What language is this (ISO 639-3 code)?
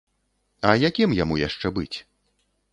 bel